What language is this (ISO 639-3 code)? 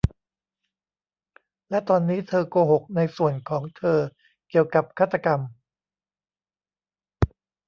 tha